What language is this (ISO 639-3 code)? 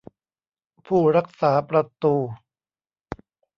tha